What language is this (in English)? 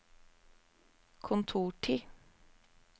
Norwegian